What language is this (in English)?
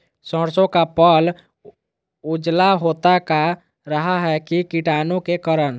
Magahi